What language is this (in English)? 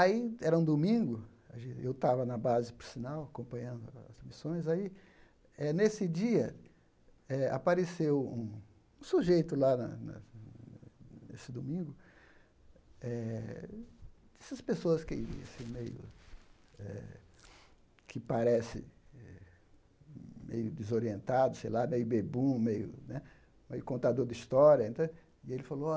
Portuguese